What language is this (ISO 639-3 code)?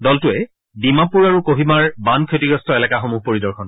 asm